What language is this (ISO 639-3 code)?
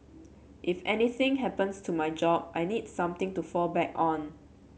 eng